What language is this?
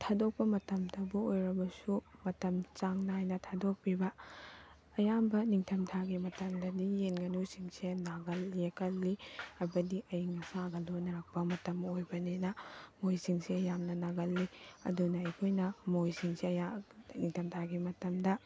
Manipuri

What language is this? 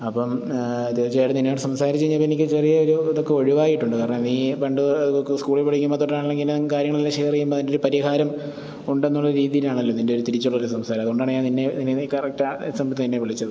Malayalam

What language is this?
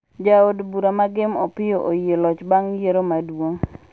Luo (Kenya and Tanzania)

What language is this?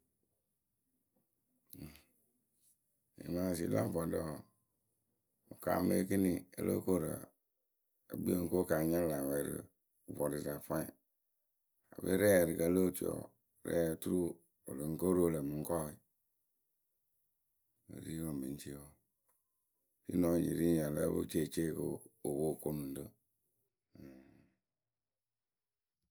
Akebu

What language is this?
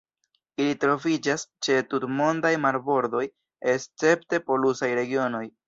Esperanto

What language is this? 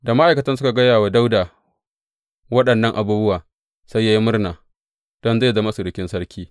Hausa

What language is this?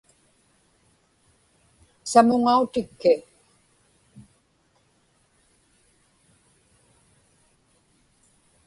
Inupiaq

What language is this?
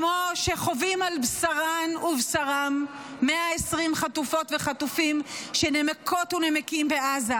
Hebrew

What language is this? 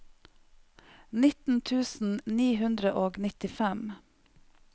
Norwegian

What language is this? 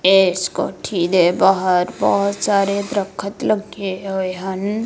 Punjabi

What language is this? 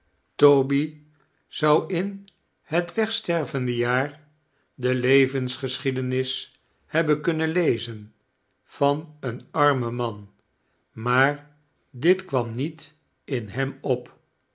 Dutch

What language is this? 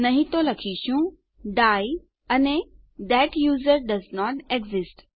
Gujarati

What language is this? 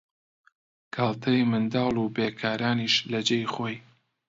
Central Kurdish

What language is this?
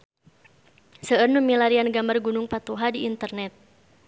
Sundanese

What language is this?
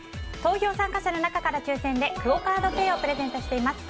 Japanese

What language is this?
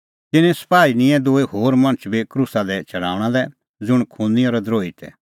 Kullu Pahari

